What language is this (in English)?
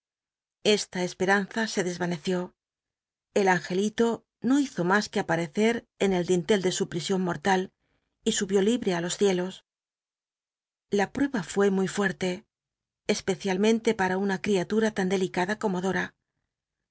Spanish